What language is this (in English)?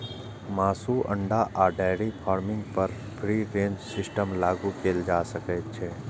Maithili